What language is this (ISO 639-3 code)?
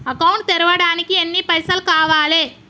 tel